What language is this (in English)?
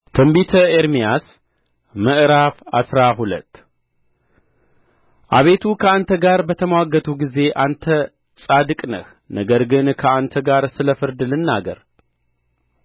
Amharic